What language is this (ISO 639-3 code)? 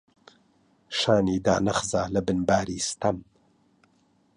ckb